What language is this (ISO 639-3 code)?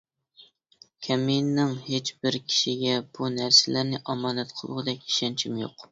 uig